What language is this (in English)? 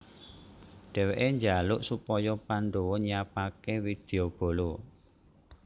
Javanese